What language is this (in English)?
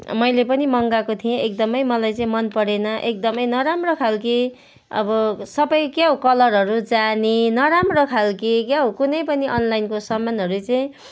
Nepali